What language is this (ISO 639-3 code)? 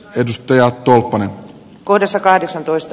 fin